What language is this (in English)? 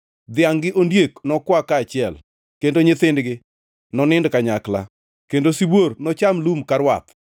Luo (Kenya and Tanzania)